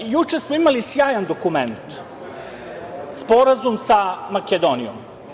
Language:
Serbian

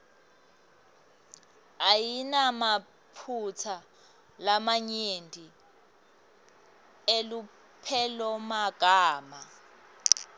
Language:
Swati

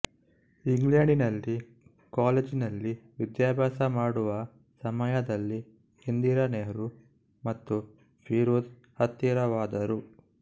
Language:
Kannada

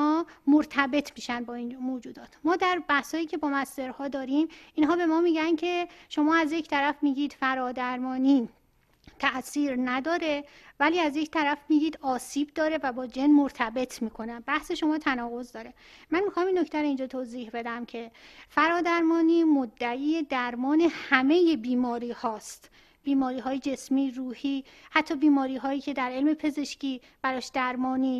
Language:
Persian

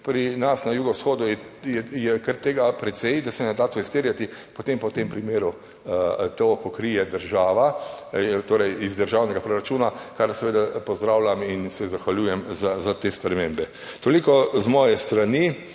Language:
Slovenian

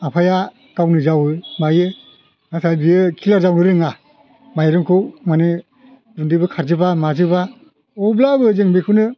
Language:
Bodo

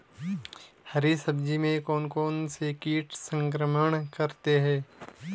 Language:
Hindi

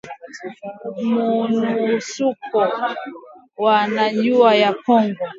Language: Swahili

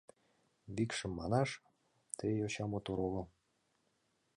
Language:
Mari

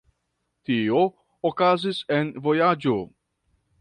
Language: Esperanto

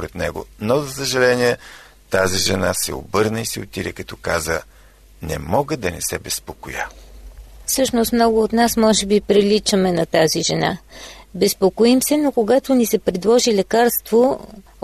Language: Bulgarian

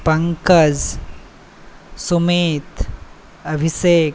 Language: Maithili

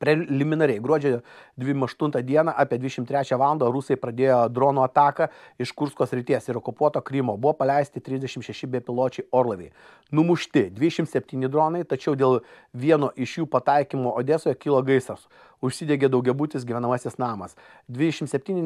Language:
Lithuanian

